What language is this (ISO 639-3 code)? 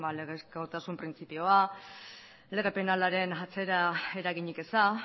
eus